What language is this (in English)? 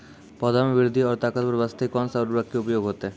Maithili